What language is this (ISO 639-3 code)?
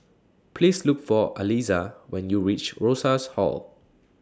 eng